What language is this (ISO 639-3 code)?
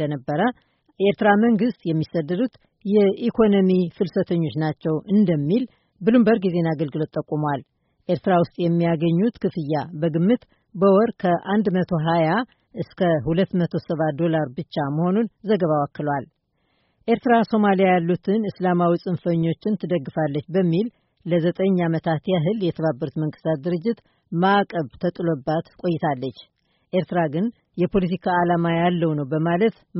amh